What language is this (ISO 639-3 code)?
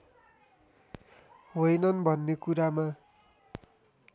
nep